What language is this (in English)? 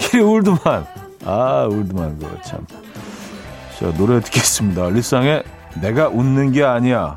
Korean